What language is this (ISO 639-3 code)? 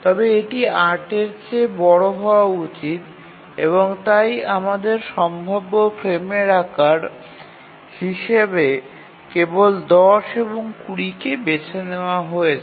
ben